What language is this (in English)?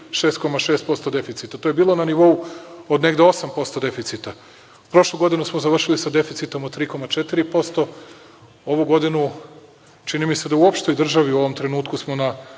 Serbian